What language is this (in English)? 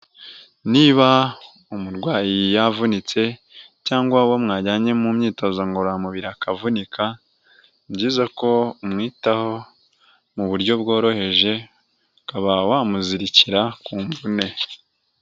Kinyarwanda